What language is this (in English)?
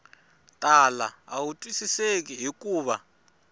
Tsonga